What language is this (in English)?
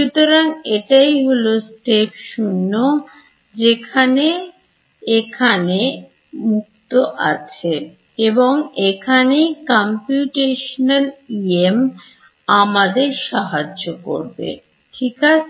Bangla